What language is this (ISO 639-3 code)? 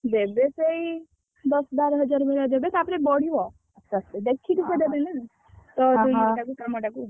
ori